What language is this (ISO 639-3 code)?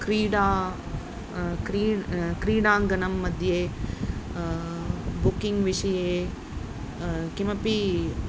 san